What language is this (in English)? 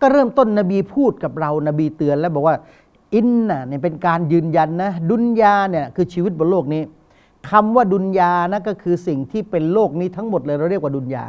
Thai